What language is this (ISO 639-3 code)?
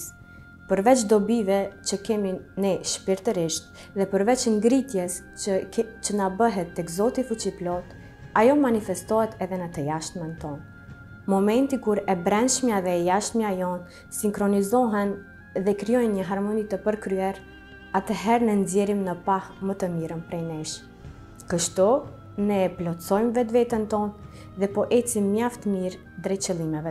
ron